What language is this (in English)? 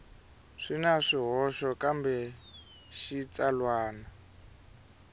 Tsonga